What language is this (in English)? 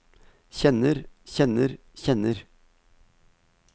Norwegian